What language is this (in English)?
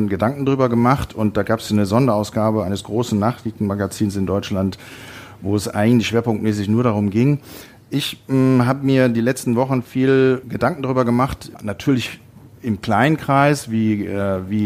German